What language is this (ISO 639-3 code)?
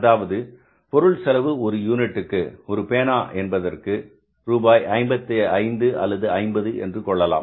tam